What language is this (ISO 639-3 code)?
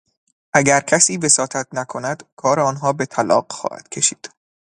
fas